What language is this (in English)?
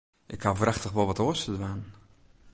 Western Frisian